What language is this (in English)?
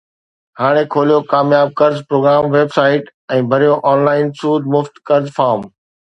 Sindhi